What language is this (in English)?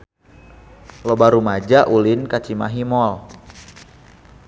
Sundanese